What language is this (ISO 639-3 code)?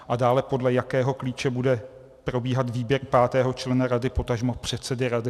ces